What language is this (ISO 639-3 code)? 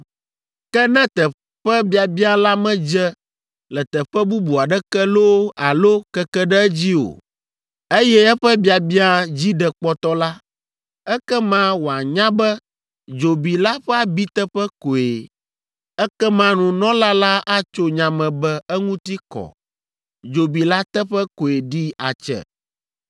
ewe